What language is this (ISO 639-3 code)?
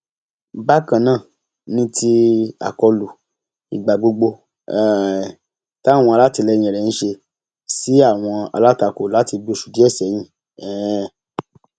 yor